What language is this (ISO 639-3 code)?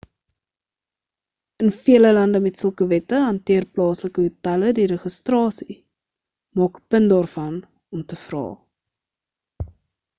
afr